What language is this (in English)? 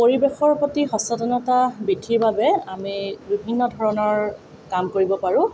Assamese